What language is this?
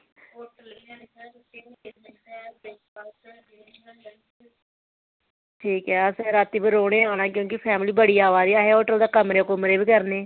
Dogri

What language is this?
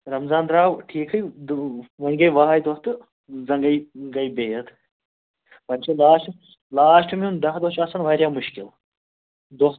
Kashmiri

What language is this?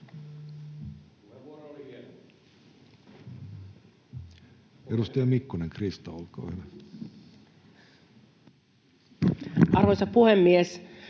Finnish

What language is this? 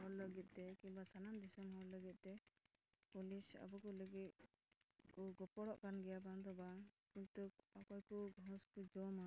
Santali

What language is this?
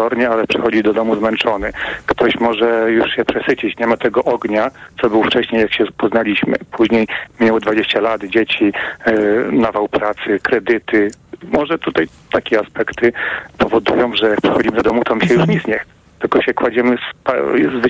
Polish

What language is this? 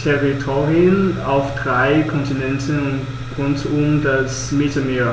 German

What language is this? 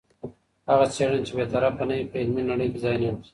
Pashto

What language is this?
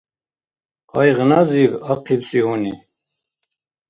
Dargwa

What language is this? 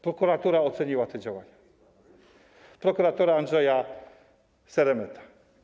Polish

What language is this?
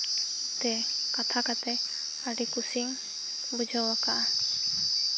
Santali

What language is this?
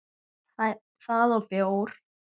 Icelandic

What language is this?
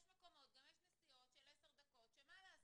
Hebrew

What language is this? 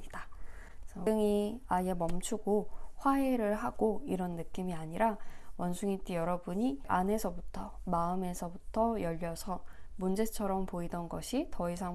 Korean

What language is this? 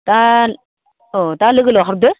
Bodo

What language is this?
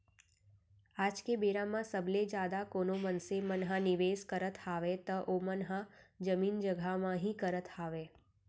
Chhattisgarhi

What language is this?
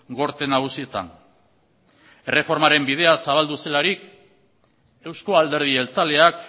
Basque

